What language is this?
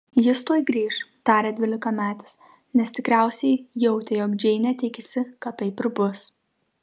Lithuanian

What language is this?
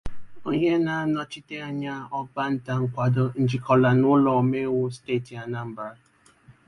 Igbo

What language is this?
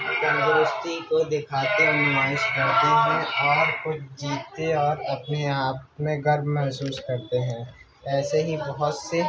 Urdu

